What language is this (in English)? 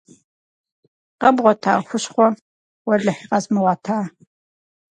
Kabardian